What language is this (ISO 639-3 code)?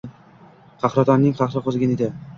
uzb